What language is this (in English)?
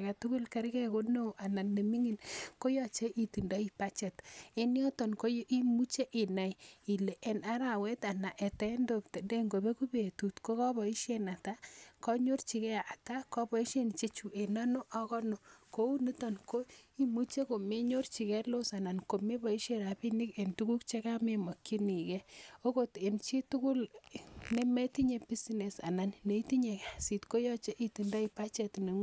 Kalenjin